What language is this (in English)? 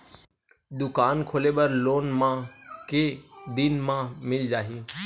Chhattisgarhi